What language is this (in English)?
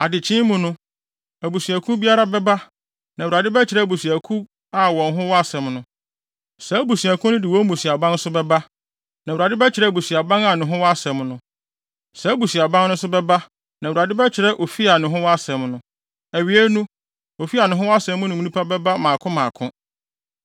Akan